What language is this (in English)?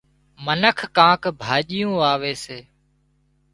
Wadiyara Koli